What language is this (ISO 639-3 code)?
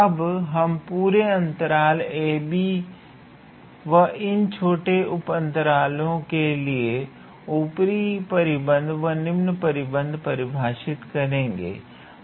hin